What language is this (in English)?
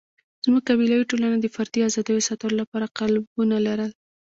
Pashto